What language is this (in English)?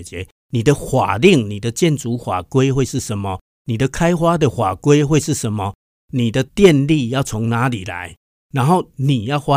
Chinese